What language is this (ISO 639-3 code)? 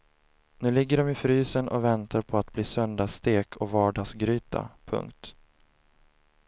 swe